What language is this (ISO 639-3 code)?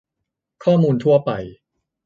tha